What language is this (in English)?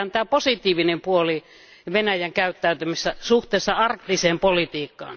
Finnish